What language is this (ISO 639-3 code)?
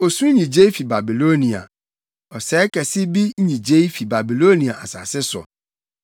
aka